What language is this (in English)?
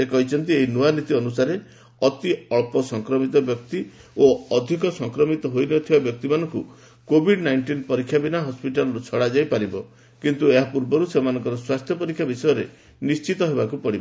Odia